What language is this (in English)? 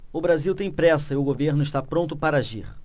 Portuguese